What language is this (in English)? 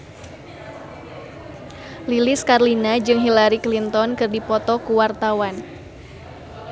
Sundanese